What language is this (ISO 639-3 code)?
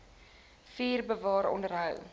afr